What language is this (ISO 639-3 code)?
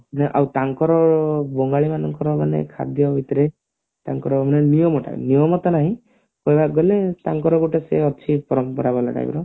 ori